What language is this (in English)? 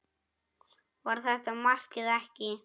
Icelandic